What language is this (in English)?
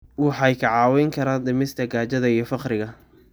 Somali